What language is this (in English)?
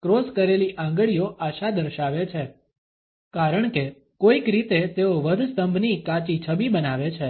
Gujarati